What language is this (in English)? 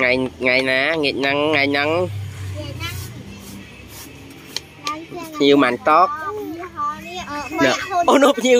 Vietnamese